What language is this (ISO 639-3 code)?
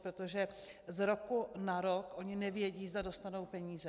ces